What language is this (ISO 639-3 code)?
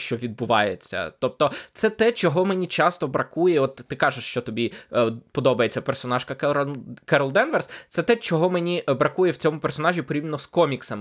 ukr